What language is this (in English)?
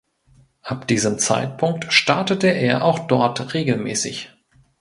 German